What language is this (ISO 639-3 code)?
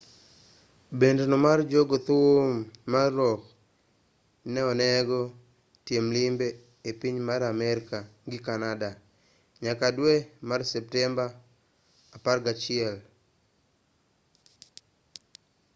luo